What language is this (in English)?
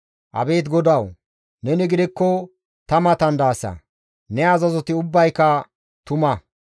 Gamo